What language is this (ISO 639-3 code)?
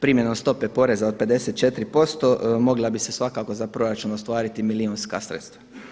hrv